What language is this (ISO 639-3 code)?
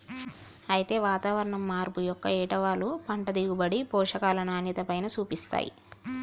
tel